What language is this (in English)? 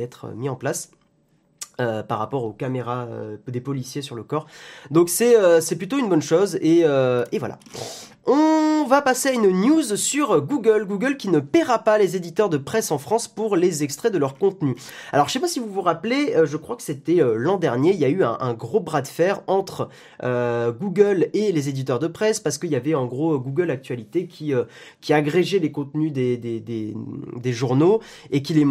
French